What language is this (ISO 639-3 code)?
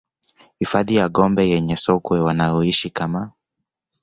swa